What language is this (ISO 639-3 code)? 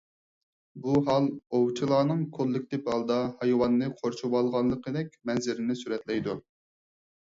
uig